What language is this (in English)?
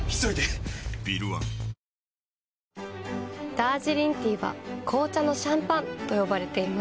Japanese